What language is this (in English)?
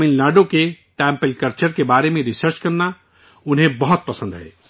Urdu